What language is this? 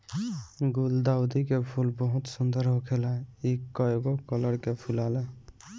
Bhojpuri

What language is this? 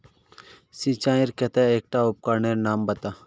Magahi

